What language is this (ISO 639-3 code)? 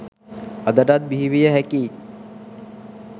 sin